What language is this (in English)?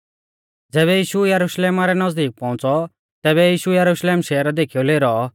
Mahasu Pahari